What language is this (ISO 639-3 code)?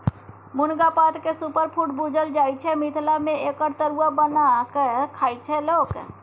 mai